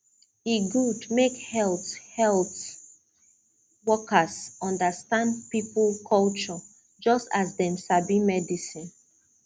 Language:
Nigerian Pidgin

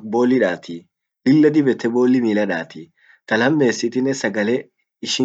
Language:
Orma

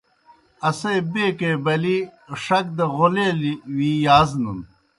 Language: Kohistani Shina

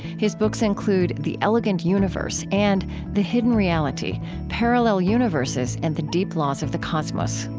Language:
English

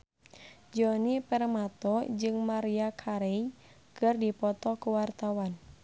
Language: Sundanese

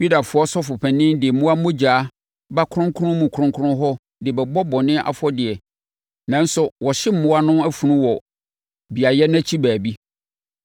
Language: Akan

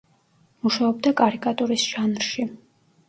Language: Georgian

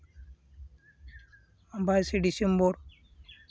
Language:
Santali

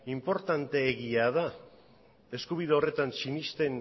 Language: Basque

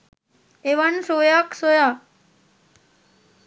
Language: Sinhala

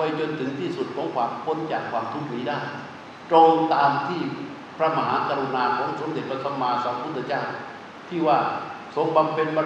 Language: Thai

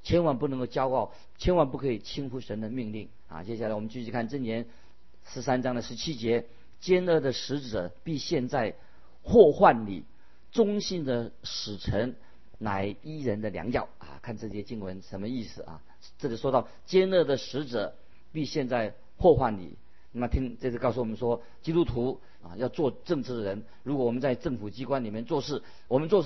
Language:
Chinese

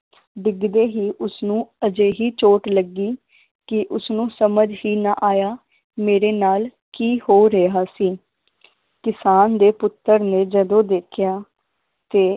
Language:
Punjabi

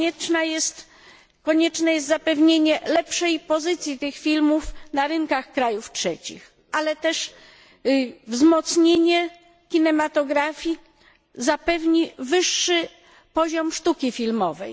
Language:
Polish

